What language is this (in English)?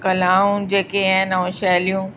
Sindhi